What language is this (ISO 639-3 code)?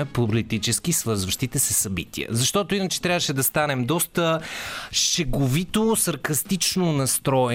bul